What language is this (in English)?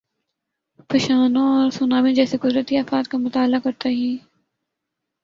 Urdu